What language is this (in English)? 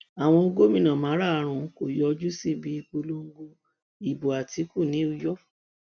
Yoruba